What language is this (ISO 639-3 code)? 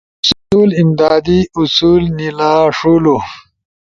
ush